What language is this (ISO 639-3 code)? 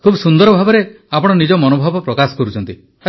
ori